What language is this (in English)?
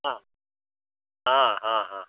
Hindi